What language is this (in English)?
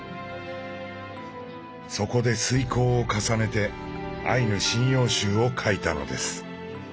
Japanese